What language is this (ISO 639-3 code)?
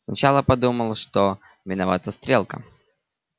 rus